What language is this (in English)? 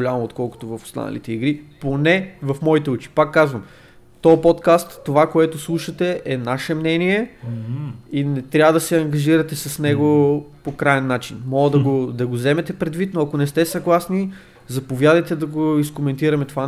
Bulgarian